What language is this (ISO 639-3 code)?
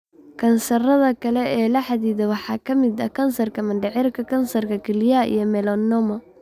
som